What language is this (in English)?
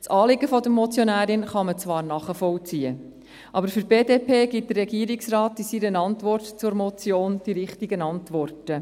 Swiss German